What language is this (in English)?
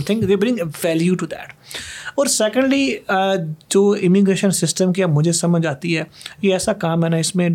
Urdu